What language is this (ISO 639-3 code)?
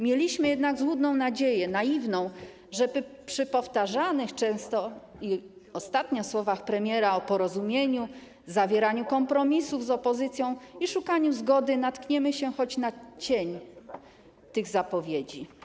pol